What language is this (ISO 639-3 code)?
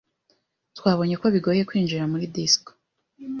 kin